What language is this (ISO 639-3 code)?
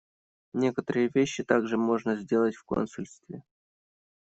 rus